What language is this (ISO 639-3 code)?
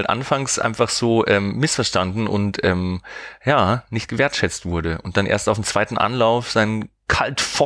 deu